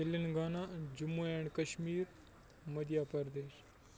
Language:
Kashmiri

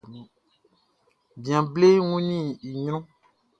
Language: Baoulé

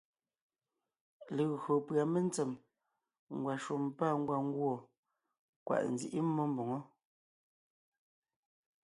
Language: Ngiemboon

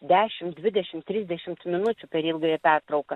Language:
Lithuanian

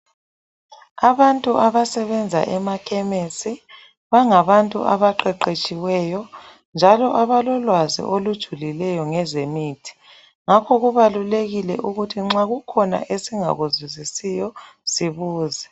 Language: North Ndebele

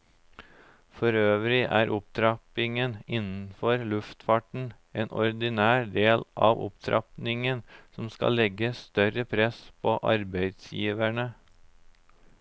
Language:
Norwegian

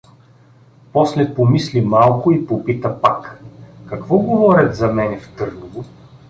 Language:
Bulgarian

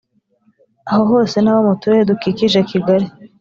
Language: Kinyarwanda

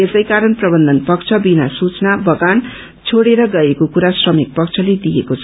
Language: Nepali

